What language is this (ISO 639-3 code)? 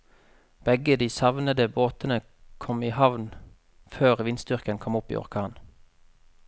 nor